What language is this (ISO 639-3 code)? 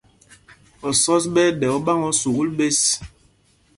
mgg